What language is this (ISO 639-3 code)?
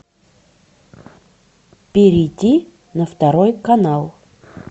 rus